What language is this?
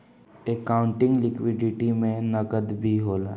Bhojpuri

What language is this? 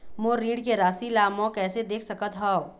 Chhattisgarhi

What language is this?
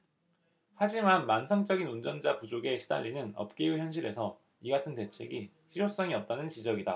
Korean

